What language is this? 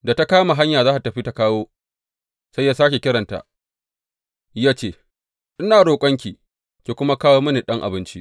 Hausa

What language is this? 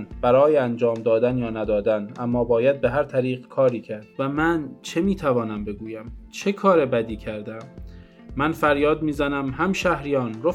Persian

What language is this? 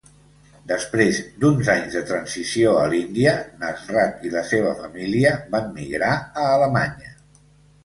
Catalan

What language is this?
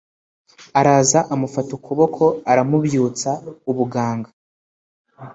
Kinyarwanda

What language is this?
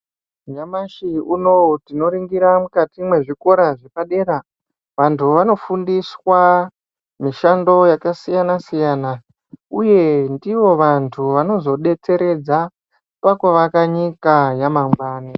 Ndau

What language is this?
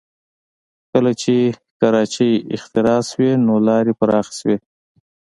Pashto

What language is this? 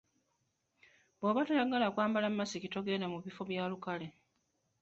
Ganda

